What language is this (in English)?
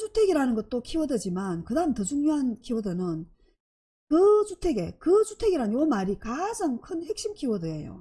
Korean